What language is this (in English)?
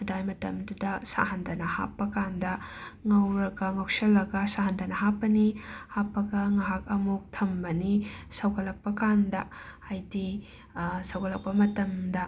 Manipuri